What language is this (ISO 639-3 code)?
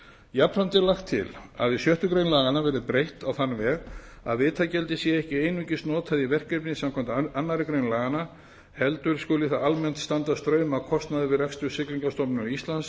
isl